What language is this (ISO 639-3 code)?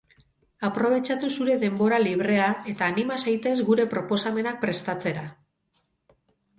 eus